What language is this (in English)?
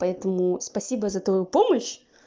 Russian